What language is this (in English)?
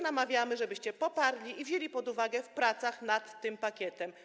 Polish